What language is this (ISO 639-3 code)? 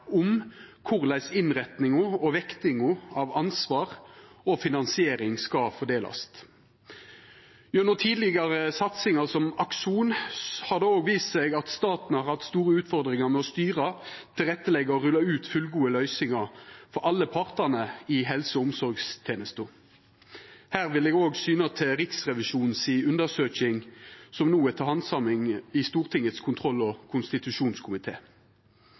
nno